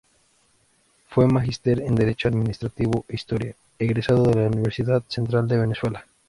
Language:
Spanish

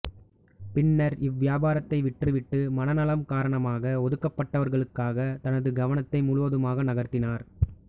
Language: Tamil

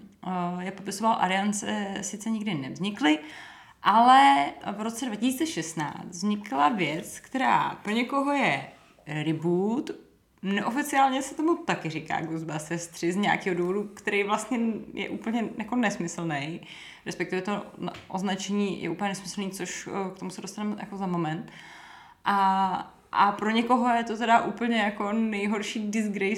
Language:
Czech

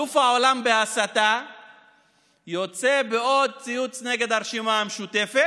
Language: Hebrew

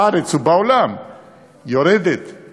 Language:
Hebrew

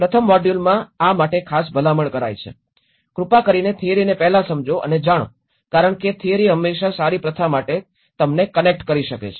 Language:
Gujarati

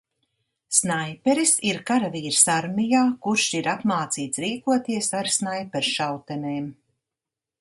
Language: Latvian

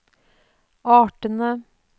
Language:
Norwegian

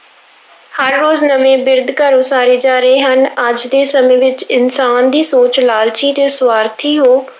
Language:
Punjabi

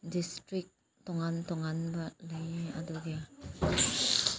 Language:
Manipuri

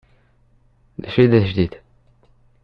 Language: Kabyle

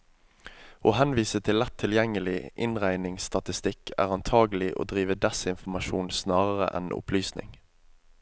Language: Norwegian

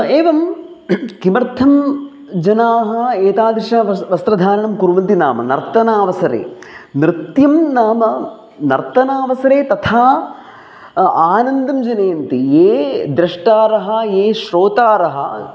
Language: Sanskrit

